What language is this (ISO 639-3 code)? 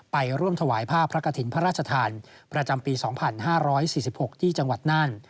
tha